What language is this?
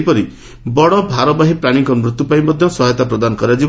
Odia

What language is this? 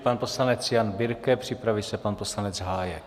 Czech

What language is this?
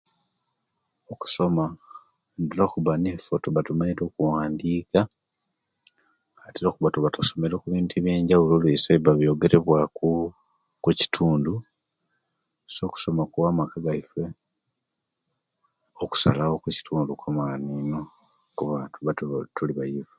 Kenyi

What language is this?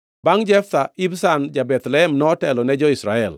Luo (Kenya and Tanzania)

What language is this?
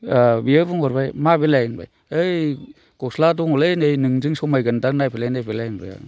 Bodo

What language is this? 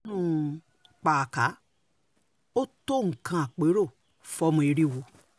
Yoruba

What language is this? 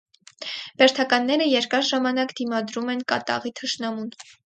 Armenian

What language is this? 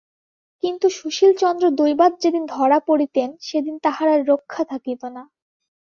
Bangla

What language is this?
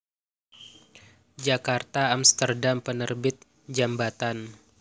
Javanese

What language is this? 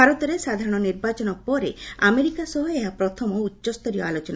Odia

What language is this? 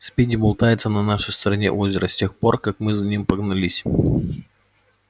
Russian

